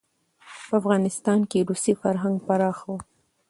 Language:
Pashto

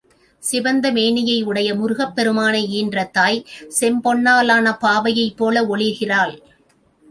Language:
Tamil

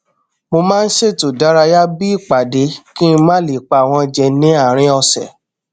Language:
Yoruba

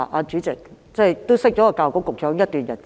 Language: Cantonese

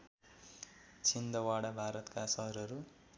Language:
Nepali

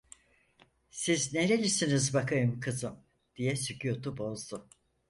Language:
Turkish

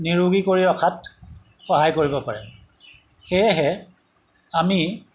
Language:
Assamese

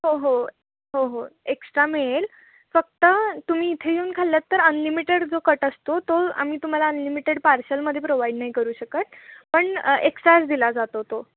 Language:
Marathi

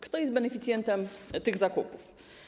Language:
Polish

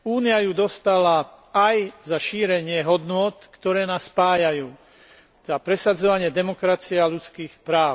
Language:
Slovak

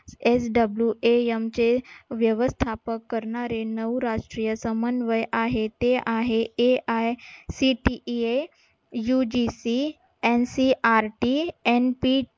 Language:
Marathi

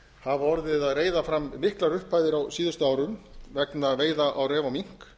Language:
Icelandic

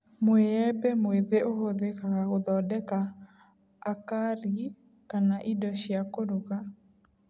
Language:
Kikuyu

